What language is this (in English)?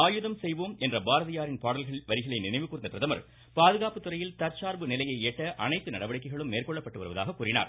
Tamil